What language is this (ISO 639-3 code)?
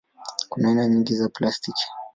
swa